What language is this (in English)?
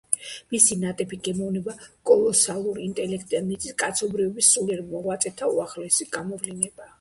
Georgian